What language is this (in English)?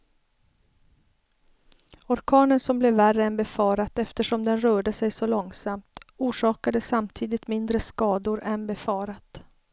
Swedish